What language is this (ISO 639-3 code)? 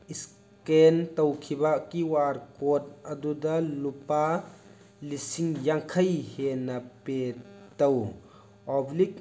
mni